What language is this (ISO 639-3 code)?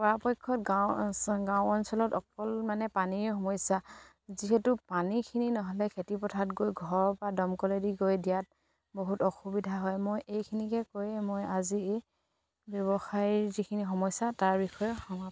asm